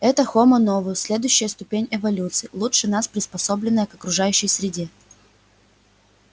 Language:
Russian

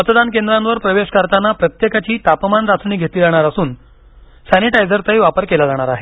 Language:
Marathi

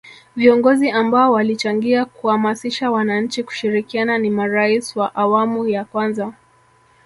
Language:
Swahili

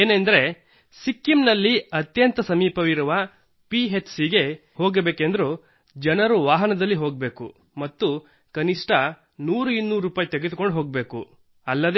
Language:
Kannada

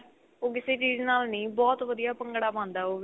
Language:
Punjabi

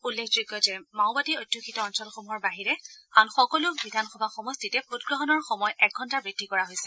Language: Assamese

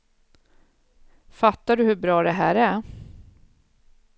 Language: Swedish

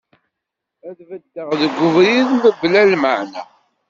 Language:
Kabyle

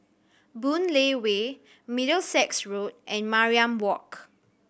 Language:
English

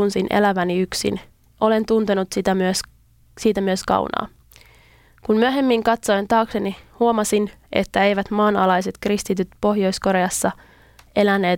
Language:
Finnish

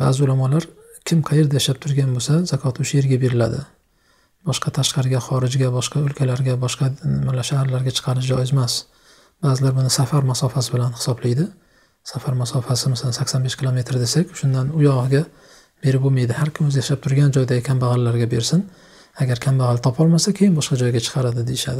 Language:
Turkish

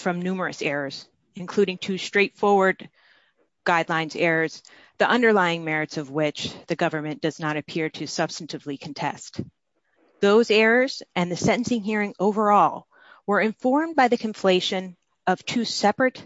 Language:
English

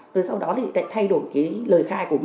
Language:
Vietnamese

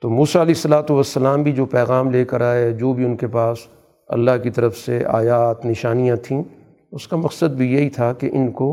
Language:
Urdu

